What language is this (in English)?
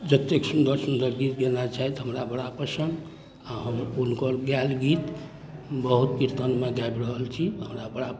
Maithili